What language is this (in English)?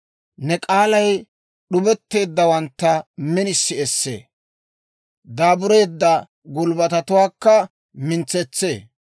Dawro